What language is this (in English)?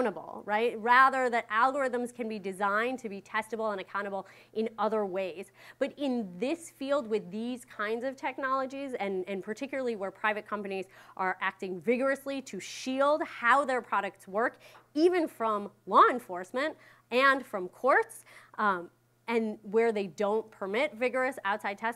English